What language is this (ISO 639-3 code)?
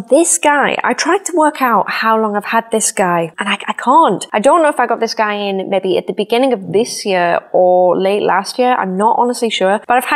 eng